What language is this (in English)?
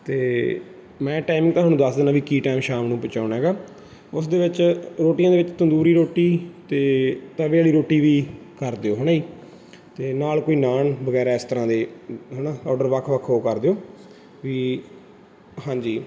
Punjabi